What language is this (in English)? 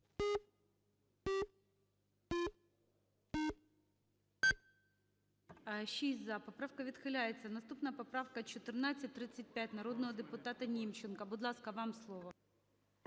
Ukrainian